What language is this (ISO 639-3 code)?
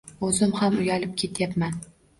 uzb